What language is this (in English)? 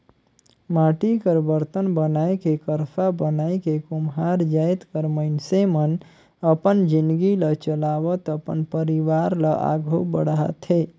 Chhattisgarhi